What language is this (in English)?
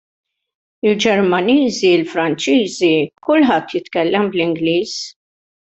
Maltese